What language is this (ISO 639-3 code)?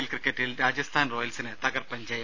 mal